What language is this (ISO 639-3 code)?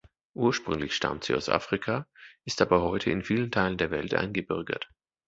deu